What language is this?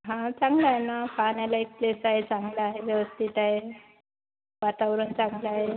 Marathi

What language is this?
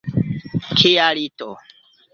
Esperanto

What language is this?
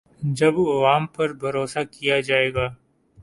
Urdu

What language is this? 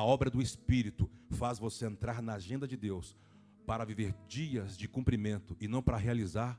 Portuguese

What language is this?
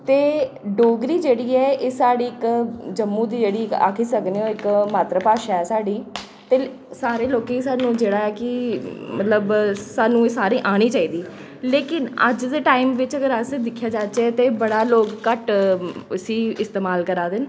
Dogri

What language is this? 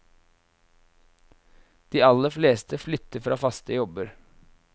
Norwegian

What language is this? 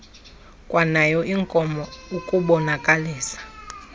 Xhosa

